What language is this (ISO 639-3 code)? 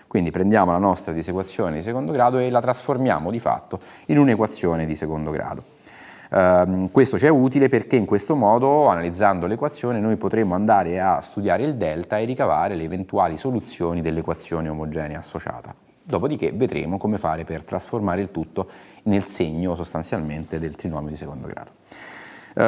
ita